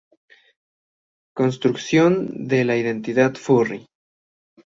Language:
Spanish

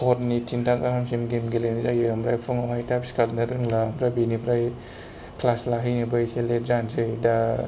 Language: Bodo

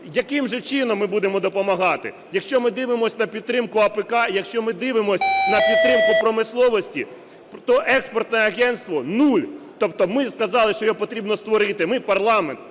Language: Ukrainian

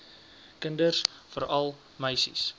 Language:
Afrikaans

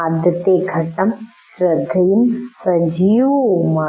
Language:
Malayalam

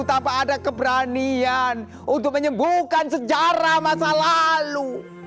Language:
Indonesian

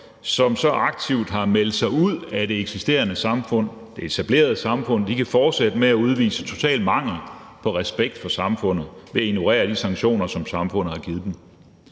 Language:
Danish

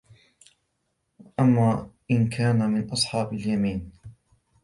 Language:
Arabic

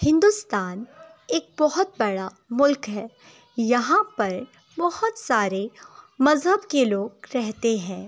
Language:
Urdu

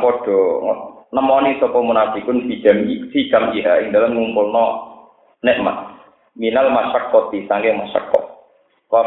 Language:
Indonesian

